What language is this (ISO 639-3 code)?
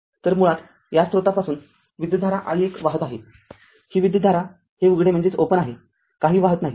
mar